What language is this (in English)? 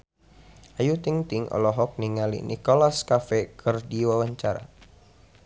Sundanese